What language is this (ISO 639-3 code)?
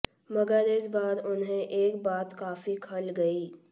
hin